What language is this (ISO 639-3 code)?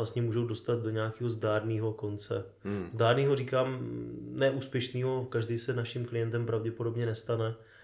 ces